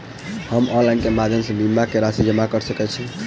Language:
Maithili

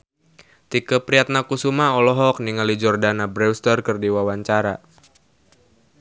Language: Sundanese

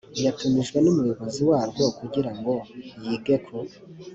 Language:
Kinyarwanda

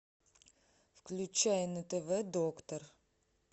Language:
Russian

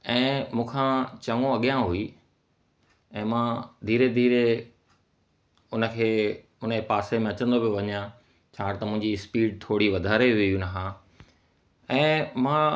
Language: Sindhi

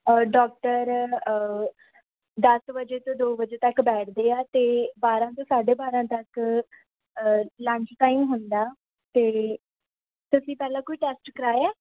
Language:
Punjabi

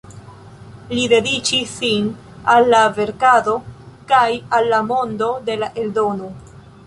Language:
Esperanto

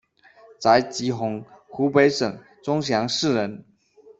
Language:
Chinese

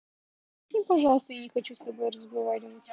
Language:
Russian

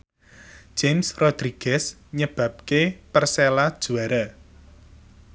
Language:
Javanese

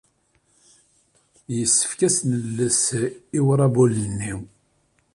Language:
Kabyle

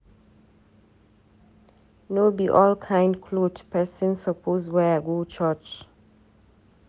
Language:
Nigerian Pidgin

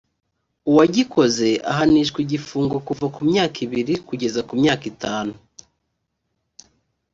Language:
Kinyarwanda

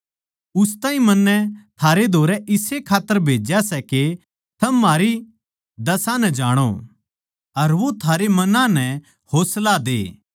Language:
Haryanvi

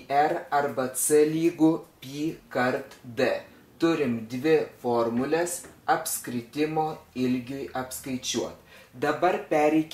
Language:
Lithuanian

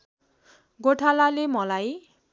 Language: Nepali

